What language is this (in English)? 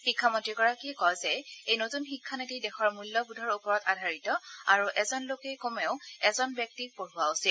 Assamese